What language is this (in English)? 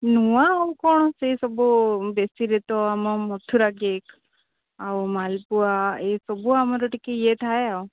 Odia